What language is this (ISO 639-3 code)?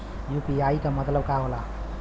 bho